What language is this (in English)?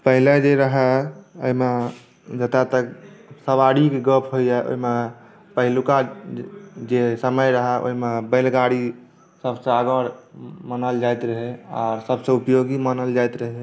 Maithili